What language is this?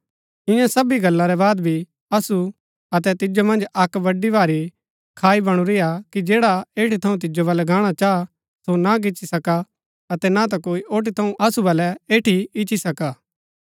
Gaddi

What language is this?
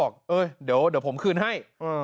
Thai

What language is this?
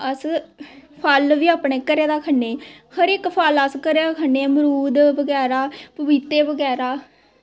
Dogri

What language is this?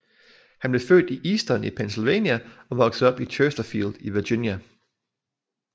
Danish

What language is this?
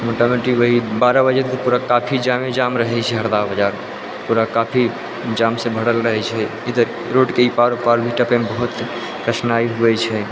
Maithili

